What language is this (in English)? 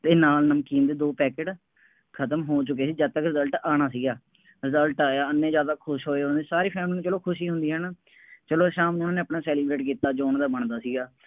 Punjabi